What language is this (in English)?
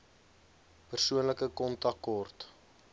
Afrikaans